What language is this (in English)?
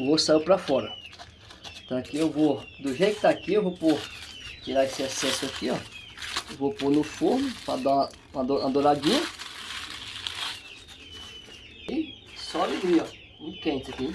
Portuguese